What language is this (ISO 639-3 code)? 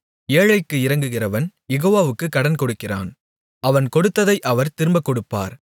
tam